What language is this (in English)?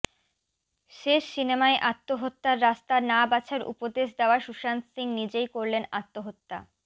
Bangla